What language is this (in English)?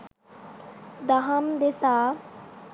Sinhala